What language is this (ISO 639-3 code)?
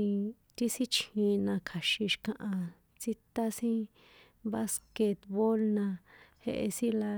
poe